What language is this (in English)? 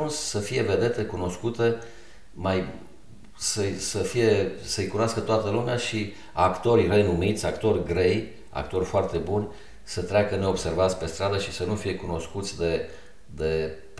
Romanian